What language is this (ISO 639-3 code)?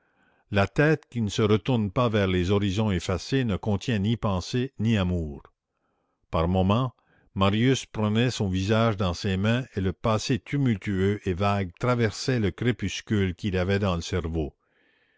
fra